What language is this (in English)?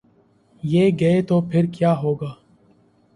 Urdu